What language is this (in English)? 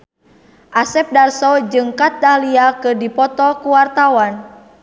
Sundanese